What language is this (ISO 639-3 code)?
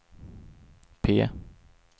swe